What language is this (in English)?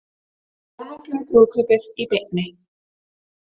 Icelandic